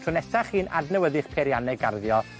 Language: Welsh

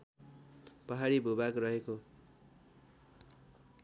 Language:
Nepali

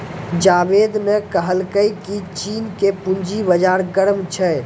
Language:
Maithili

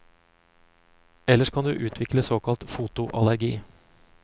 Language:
Norwegian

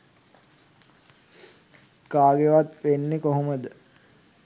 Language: Sinhala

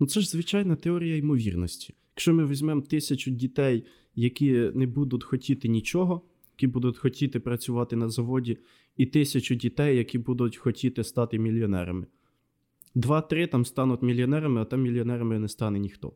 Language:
Ukrainian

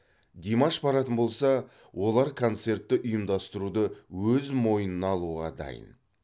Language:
Kazakh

